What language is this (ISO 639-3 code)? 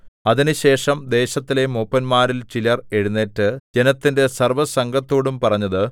mal